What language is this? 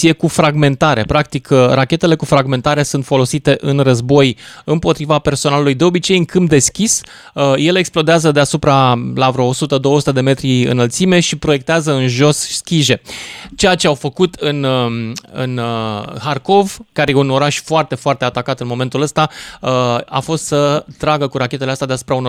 Romanian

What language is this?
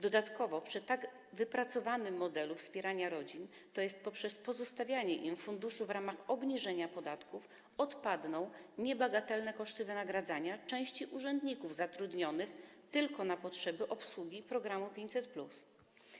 Polish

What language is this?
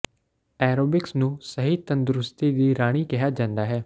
Punjabi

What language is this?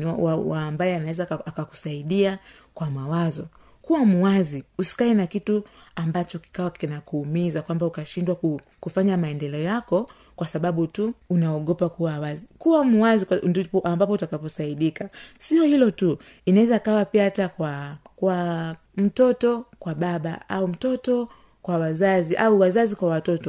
Swahili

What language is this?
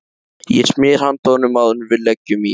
Icelandic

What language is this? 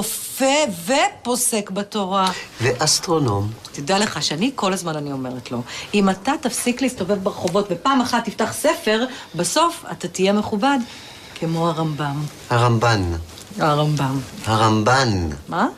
Hebrew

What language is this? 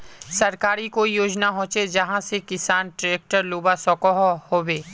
Magahi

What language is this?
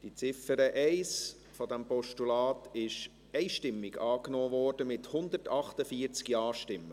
Swiss German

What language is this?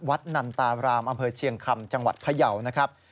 Thai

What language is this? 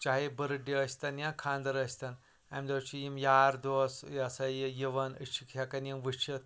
Kashmiri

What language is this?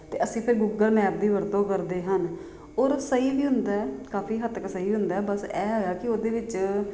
Punjabi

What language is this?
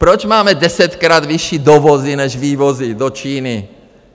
Czech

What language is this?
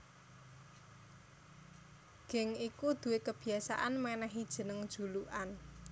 Javanese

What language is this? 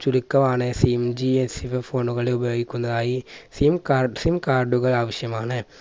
Malayalam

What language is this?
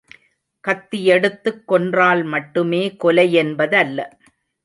Tamil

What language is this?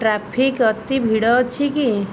Odia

